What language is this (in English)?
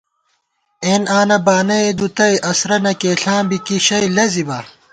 Gawar-Bati